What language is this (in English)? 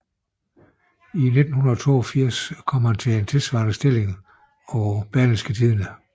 Danish